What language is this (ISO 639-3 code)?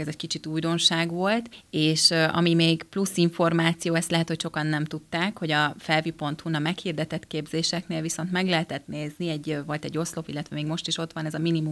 hun